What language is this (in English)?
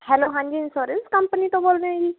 Punjabi